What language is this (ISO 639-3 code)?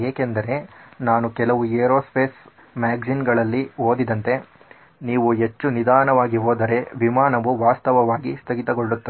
kan